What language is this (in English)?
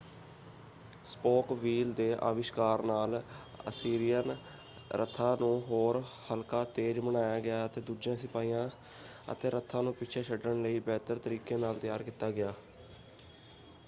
Punjabi